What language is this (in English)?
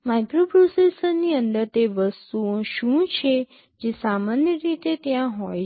Gujarati